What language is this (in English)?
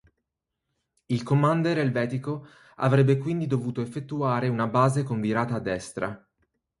Italian